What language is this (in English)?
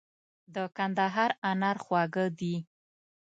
Pashto